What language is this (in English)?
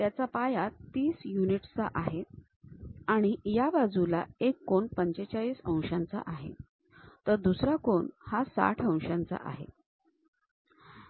Marathi